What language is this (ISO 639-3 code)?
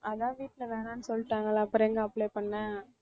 tam